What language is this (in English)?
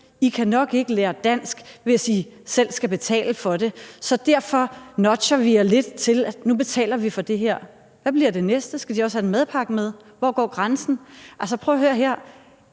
Danish